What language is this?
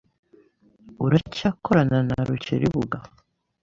Kinyarwanda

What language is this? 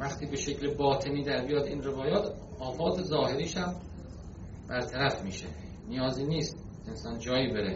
Persian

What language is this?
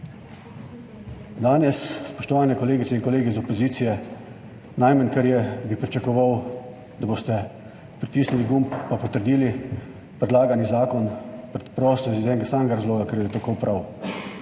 Slovenian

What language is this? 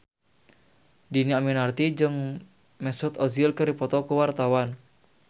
Sundanese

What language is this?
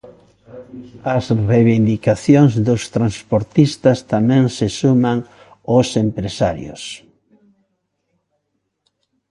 Galician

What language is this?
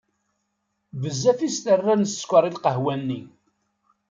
Kabyle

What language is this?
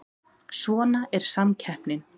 Icelandic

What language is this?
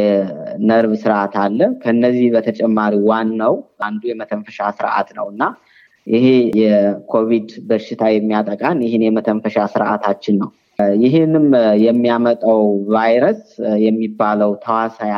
Amharic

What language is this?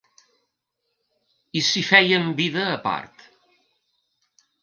Catalan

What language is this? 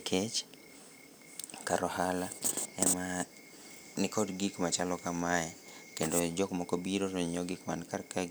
Luo (Kenya and Tanzania)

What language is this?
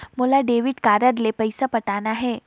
Chhattisgarhi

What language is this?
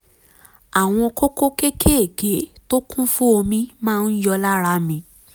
Yoruba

